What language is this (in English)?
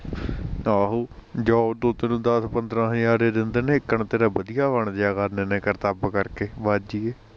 Punjabi